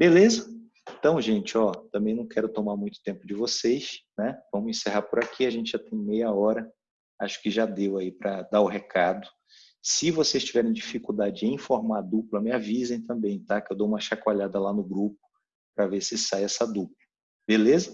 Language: Portuguese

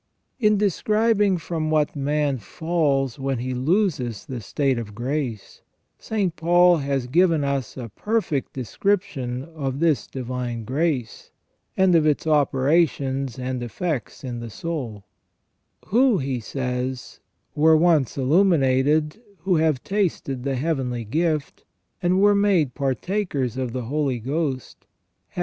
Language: English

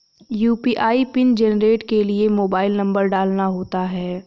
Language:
Hindi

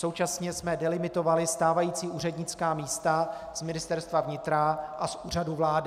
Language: Czech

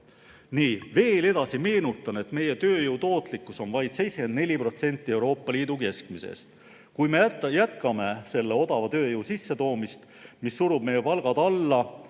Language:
Estonian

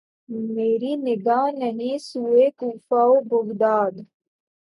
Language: Urdu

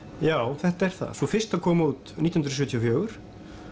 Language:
Icelandic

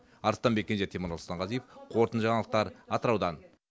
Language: Kazakh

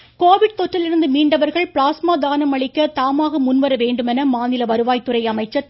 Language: Tamil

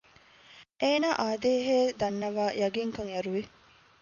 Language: Divehi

